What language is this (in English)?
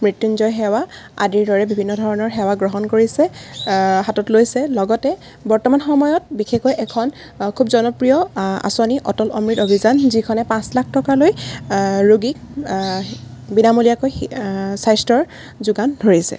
Assamese